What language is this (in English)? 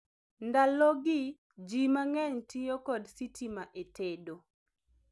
Luo (Kenya and Tanzania)